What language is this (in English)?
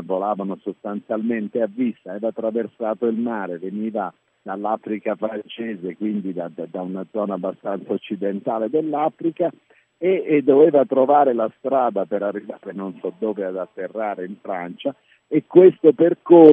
Italian